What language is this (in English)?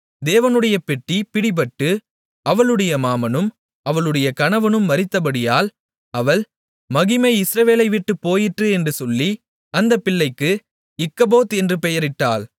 Tamil